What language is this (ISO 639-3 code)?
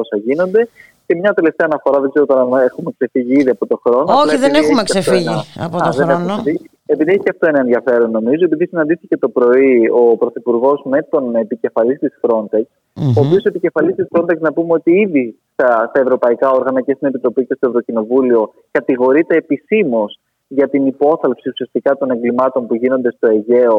ell